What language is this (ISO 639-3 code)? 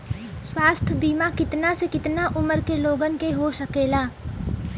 bho